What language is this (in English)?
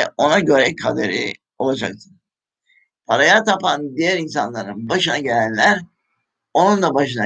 Turkish